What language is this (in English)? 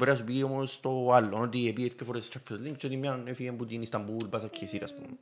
Greek